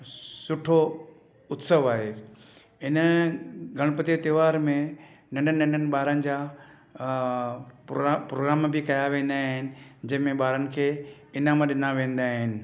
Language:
Sindhi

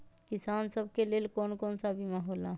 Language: Magahi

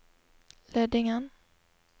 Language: Norwegian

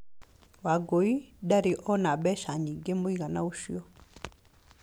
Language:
Kikuyu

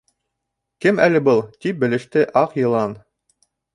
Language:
Bashkir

